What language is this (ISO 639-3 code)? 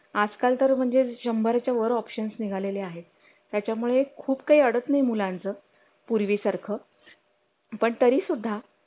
mar